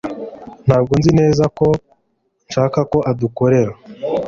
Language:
Kinyarwanda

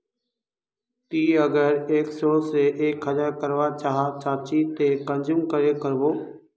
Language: Magahi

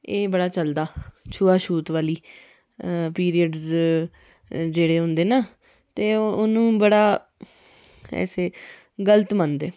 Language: Dogri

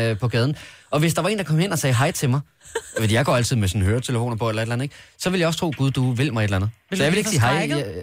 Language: Danish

